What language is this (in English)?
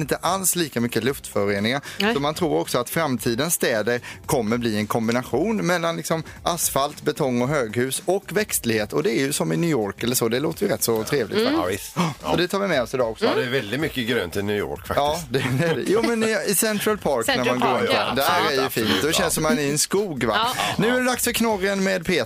Swedish